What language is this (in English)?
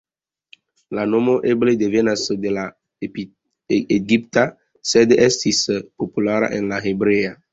Esperanto